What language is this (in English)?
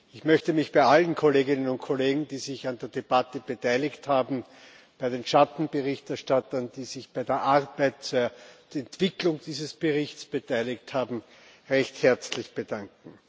German